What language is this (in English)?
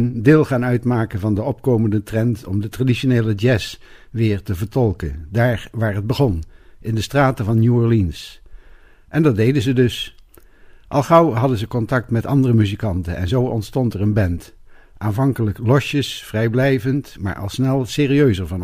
Dutch